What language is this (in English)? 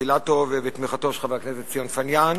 Hebrew